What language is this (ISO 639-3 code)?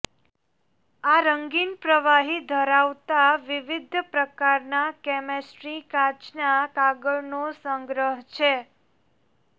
guj